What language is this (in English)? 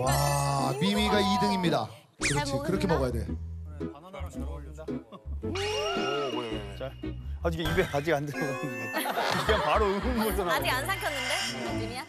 Korean